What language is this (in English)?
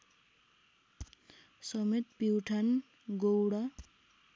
Nepali